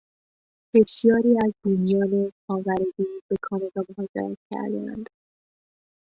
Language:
Persian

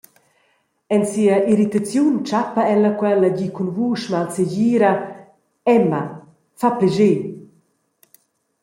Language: Romansh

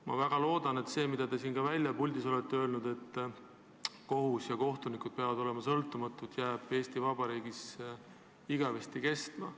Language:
Estonian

